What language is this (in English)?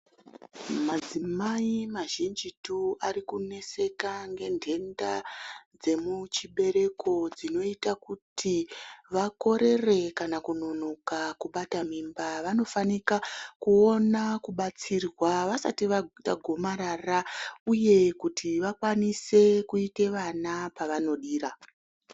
Ndau